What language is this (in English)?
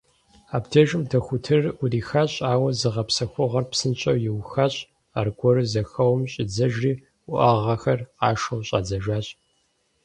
Kabardian